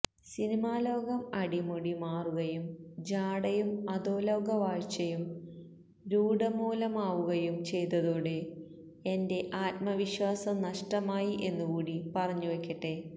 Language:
Malayalam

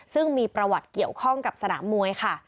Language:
Thai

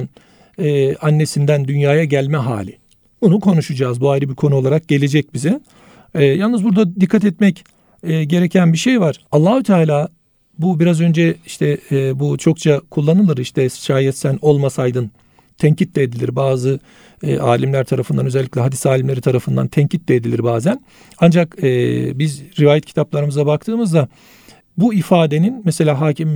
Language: Turkish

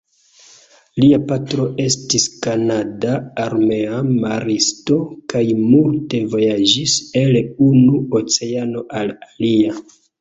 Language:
Esperanto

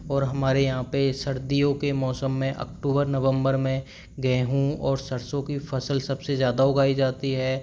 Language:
Hindi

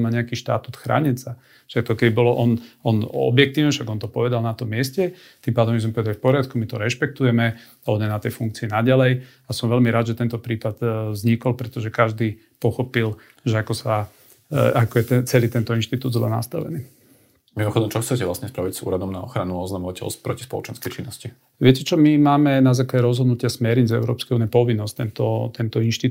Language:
Slovak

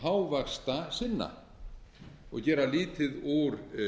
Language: Icelandic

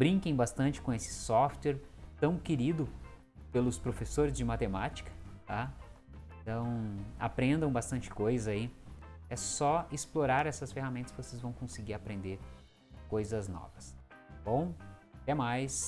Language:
Portuguese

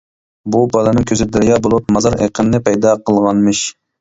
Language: Uyghur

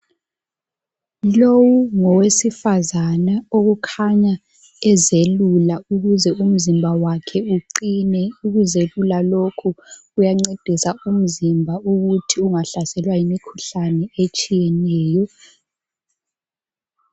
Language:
North Ndebele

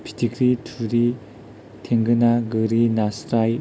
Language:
Bodo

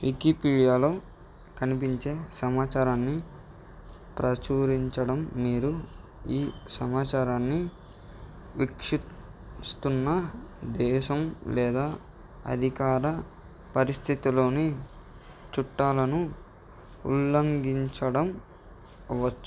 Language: Telugu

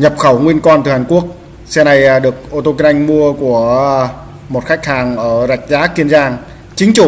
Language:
Vietnamese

